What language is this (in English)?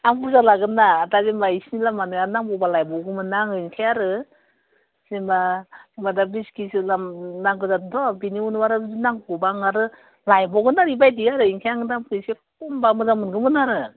Bodo